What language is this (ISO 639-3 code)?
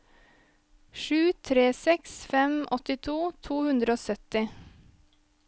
nor